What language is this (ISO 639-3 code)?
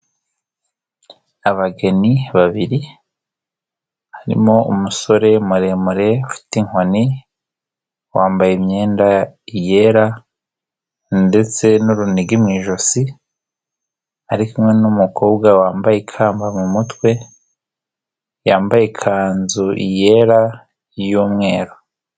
kin